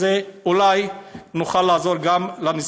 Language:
Hebrew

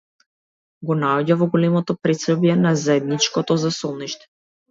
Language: Macedonian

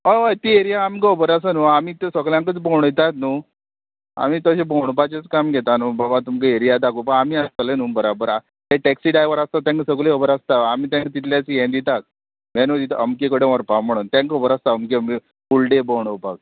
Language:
Konkani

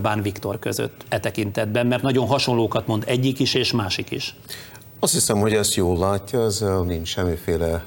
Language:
Hungarian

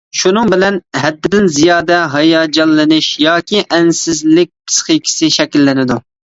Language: Uyghur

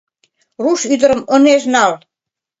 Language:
Mari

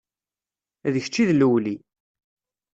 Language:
Kabyle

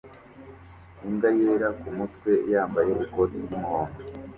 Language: Kinyarwanda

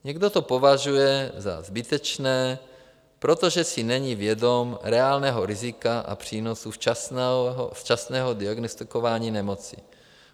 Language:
Czech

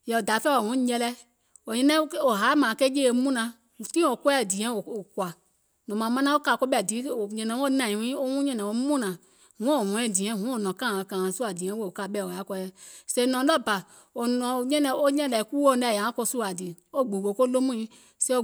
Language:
Gola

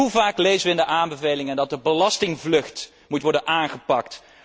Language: Dutch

